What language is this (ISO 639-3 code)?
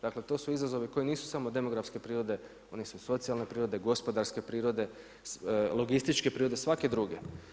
hrv